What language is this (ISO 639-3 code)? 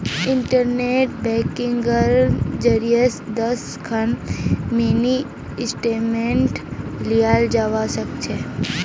mag